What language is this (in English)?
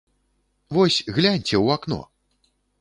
Belarusian